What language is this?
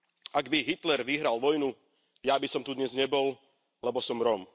Slovak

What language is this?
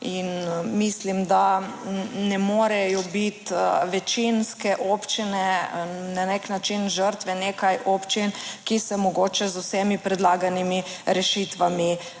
Slovenian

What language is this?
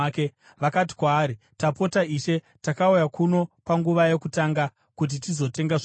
Shona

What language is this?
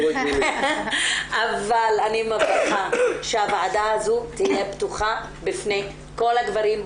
Hebrew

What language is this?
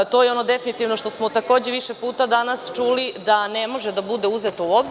Serbian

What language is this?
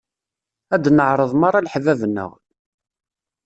Kabyle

